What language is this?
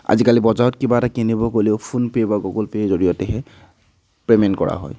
Assamese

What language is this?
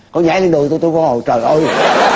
Vietnamese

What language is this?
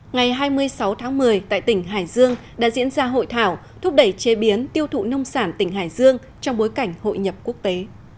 Vietnamese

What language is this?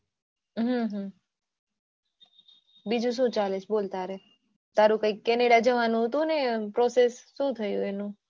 Gujarati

